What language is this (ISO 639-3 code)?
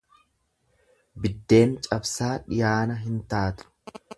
orm